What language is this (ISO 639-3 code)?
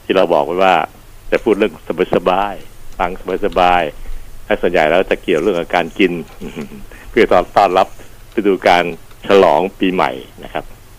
tha